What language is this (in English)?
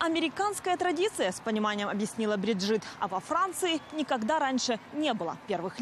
Russian